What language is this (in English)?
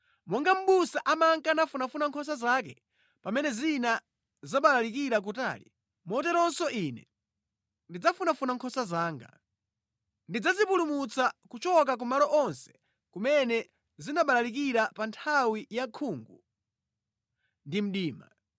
Nyanja